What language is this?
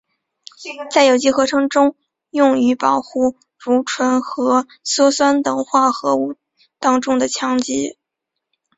Chinese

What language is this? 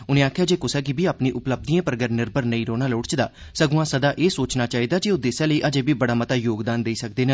Dogri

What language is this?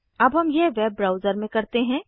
Hindi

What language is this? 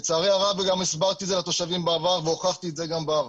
Hebrew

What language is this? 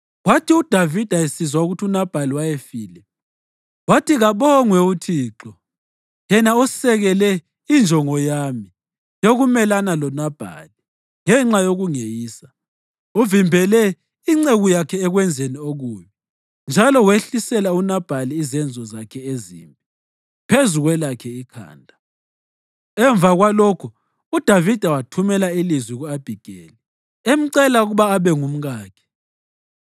North Ndebele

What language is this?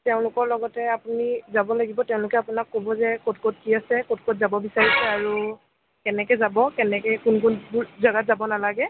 Assamese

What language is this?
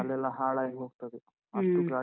Kannada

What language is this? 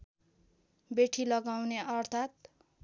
Nepali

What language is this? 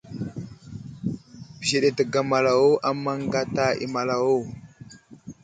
Wuzlam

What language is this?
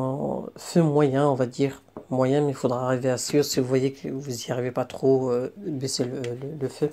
French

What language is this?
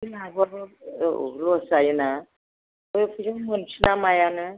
Bodo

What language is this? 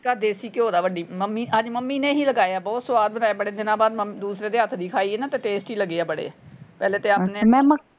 Punjabi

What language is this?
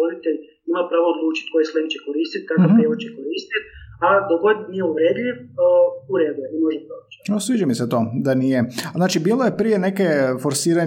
Croatian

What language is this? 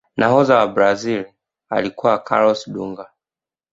Swahili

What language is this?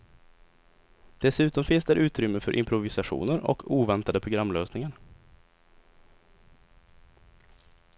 Swedish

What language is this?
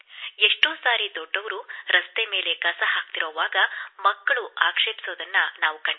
Kannada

